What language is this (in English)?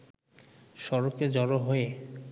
Bangla